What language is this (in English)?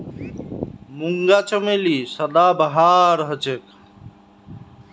Magahi